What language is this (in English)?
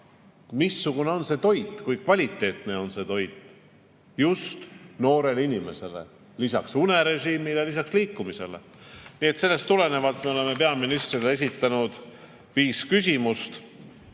Estonian